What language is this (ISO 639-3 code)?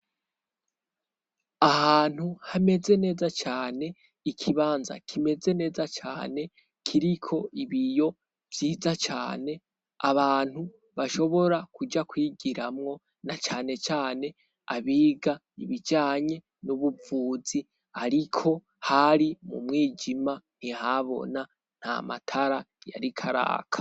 run